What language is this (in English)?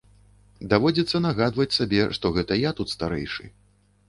Belarusian